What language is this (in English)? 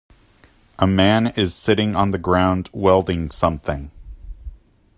English